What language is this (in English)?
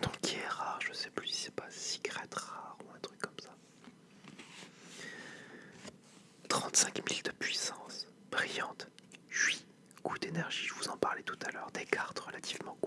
French